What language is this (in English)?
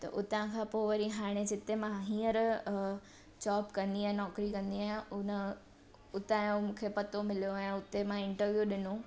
Sindhi